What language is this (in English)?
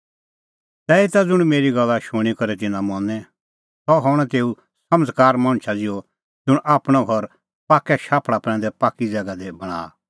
Kullu Pahari